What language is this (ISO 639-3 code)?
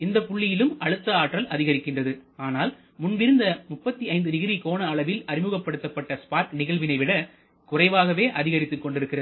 tam